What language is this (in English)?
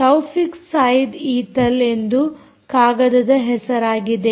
Kannada